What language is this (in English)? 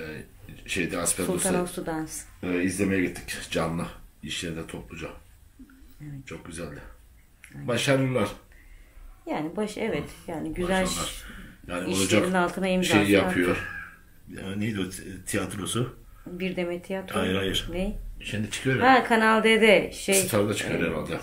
Turkish